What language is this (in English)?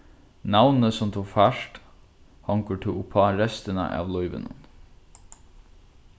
Faroese